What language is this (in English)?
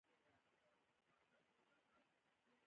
Pashto